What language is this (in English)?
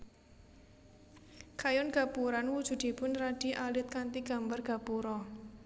Javanese